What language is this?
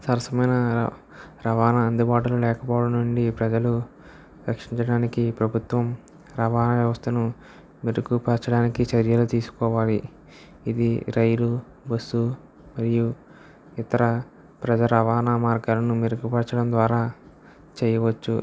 Telugu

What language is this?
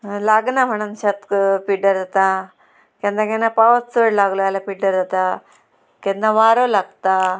Konkani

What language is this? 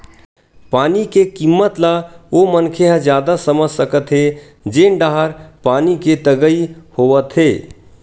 Chhattisgarhi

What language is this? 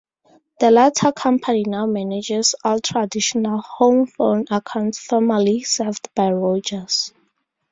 English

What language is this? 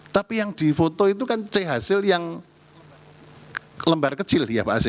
Indonesian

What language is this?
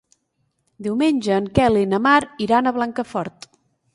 Catalan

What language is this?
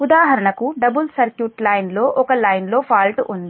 Telugu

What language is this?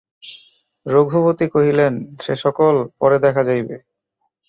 Bangla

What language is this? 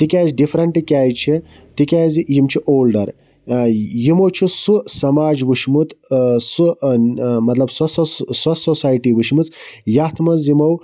Kashmiri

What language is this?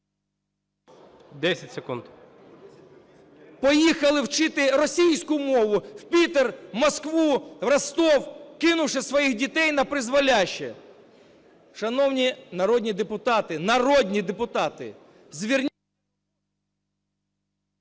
Ukrainian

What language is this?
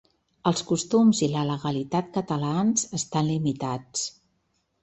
Catalan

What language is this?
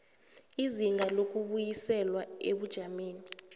South Ndebele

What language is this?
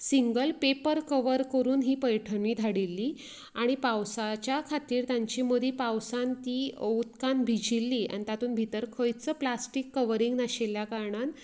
Konkani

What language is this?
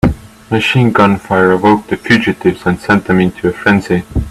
English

